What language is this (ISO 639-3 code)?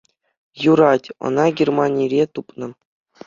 chv